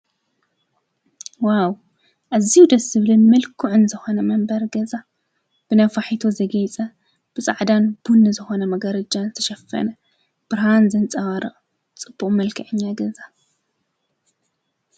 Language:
Tigrinya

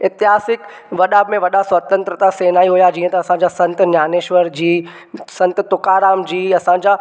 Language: Sindhi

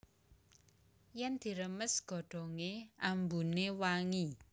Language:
Javanese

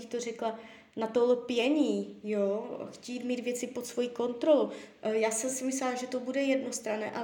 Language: Czech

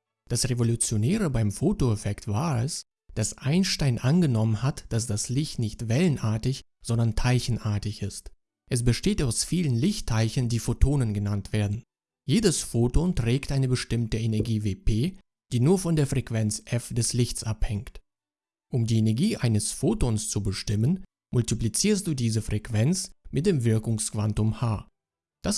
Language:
German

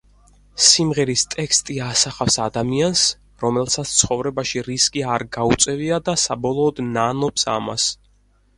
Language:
Georgian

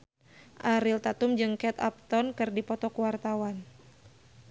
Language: Sundanese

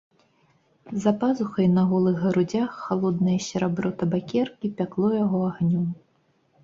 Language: Belarusian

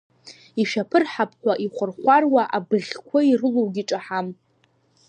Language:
Abkhazian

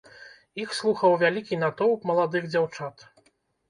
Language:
Belarusian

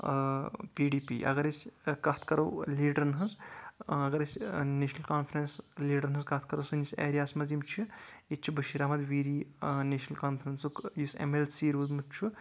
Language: Kashmiri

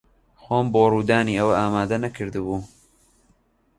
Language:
Central Kurdish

